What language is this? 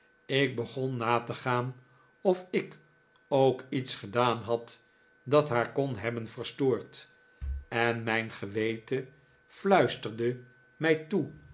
Dutch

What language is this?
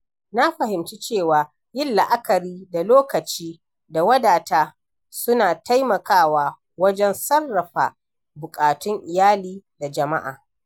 Hausa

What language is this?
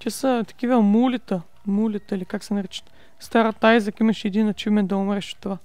Bulgarian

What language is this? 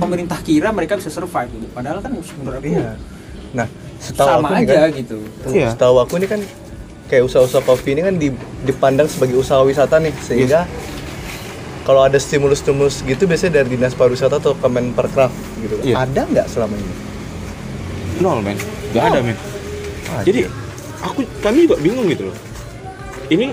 Indonesian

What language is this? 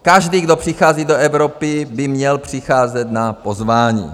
Czech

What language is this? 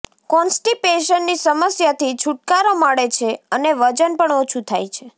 Gujarati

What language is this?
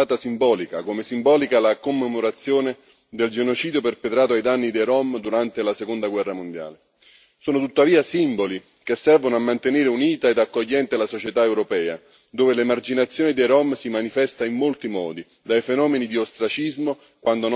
Italian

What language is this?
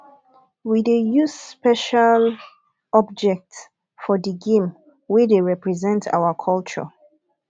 Nigerian Pidgin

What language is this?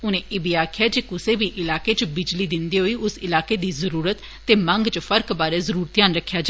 Dogri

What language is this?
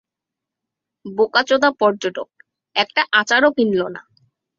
Bangla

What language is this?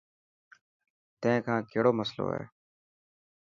Dhatki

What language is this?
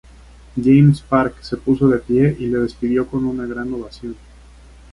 Spanish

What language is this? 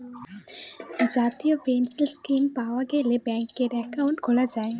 Bangla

